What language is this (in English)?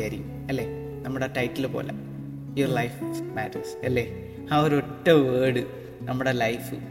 Malayalam